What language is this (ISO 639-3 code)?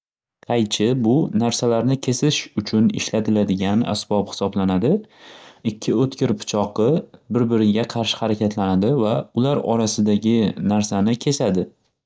uzb